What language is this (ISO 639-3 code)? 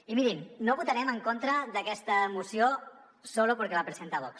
cat